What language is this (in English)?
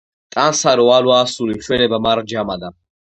Georgian